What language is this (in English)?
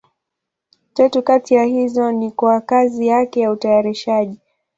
Swahili